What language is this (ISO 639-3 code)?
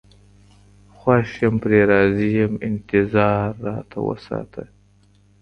pus